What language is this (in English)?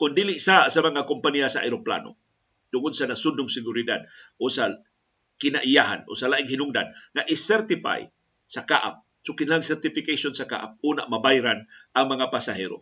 Filipino